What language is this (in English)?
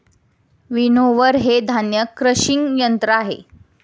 Marathi